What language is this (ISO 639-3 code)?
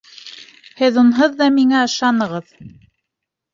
bak